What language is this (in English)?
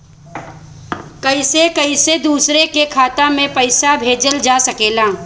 Bhojpuri